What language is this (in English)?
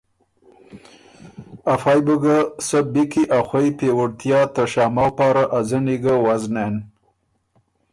Ormuri